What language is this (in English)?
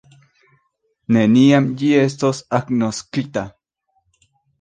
Esperanto